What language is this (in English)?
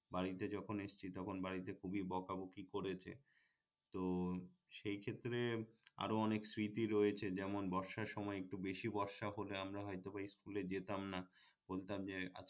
Bangla